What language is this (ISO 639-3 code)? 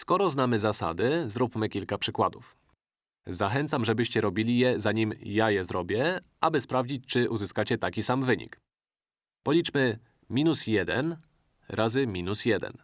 pol